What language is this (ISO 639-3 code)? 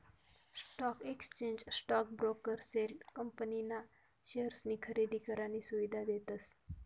mar